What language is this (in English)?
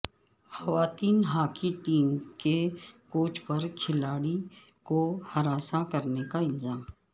Urdu